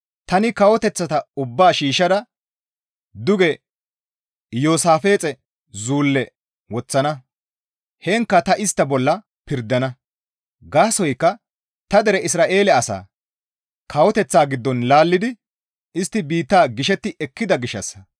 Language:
Gamo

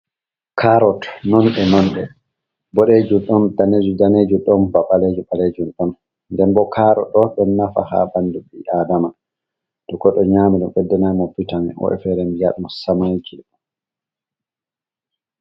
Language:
Fula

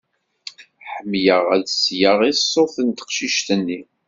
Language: Kabyle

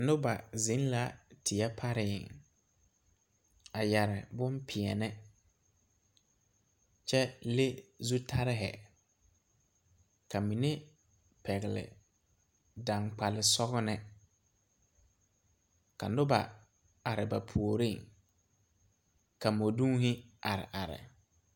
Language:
Southern Dagaare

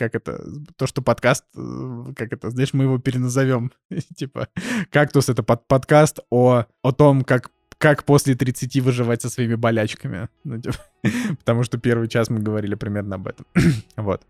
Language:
Russian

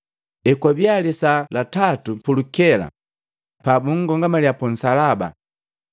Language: Matengo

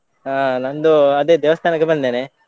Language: Kannada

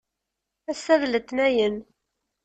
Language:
Kabyle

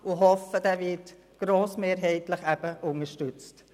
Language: Swiss German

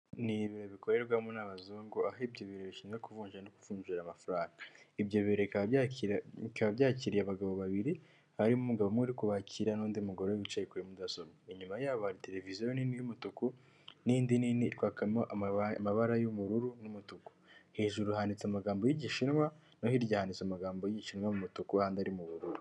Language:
Kinyarwanda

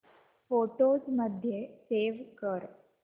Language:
Marathi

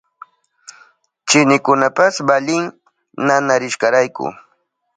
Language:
Southern Pastaza Quechua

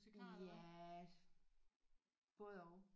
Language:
Danish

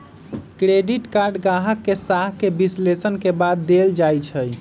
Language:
Magahi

